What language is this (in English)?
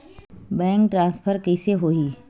Chhattisgarhi